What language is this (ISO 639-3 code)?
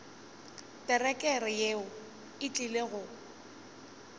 nso